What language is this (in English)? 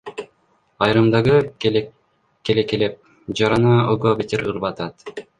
Kyrgyz